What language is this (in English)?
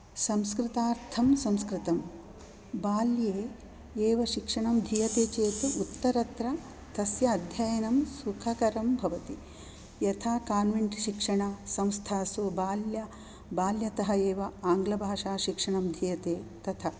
Sanskrit